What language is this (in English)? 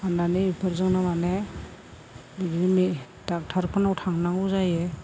Bodo